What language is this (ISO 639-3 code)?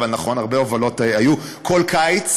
heb